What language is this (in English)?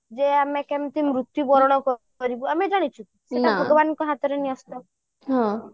Odia